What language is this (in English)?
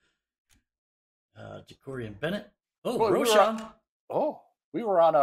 English